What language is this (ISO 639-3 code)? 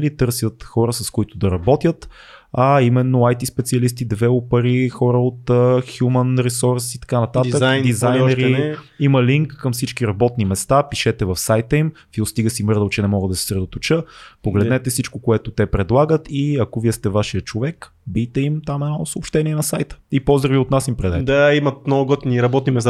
bul